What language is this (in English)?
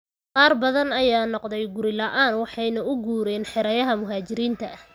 Somali